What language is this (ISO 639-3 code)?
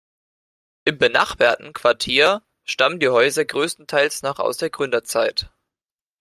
deu